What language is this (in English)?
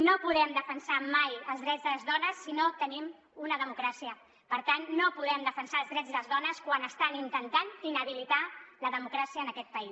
Catalan